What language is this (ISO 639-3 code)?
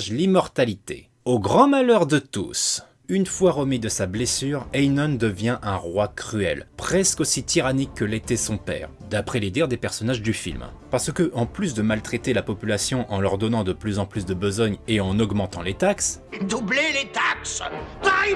fra